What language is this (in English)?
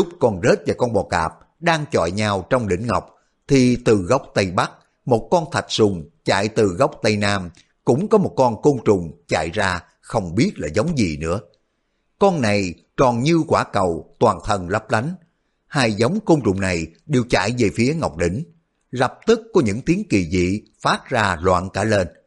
Vietnamese